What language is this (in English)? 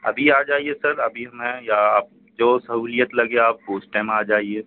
Urdu